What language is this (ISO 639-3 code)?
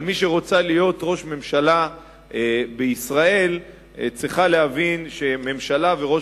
heb